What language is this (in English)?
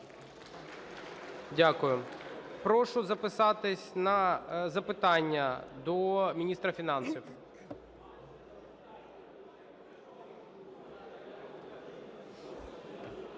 Ukrainian